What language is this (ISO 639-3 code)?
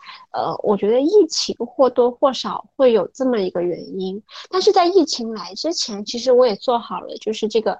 zho